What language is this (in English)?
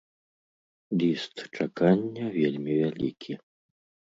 Belarusian